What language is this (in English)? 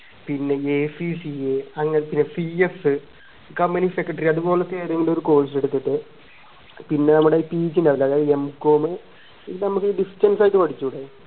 Malayalam